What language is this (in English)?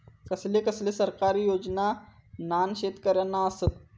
Marathi